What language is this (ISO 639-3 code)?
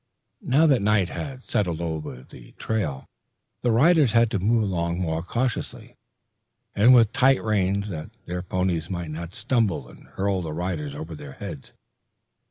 eng